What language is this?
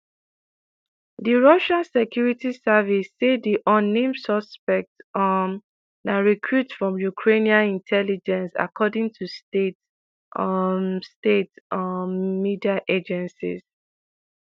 Nigerian Pidgin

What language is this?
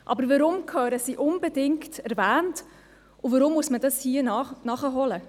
Swiss German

